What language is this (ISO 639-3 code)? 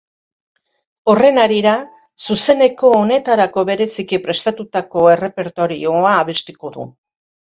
eus